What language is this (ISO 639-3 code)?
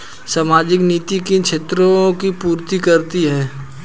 hin